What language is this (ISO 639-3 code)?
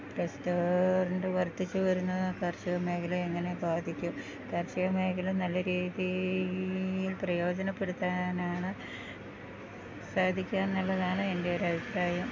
mal